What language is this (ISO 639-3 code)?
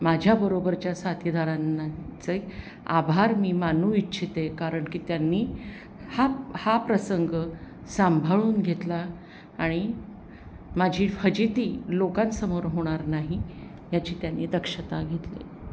mar